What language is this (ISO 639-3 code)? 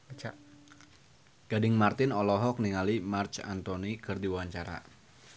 sun